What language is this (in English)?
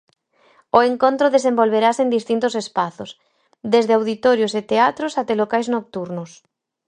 Galician